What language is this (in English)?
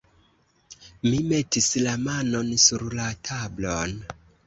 Esperanto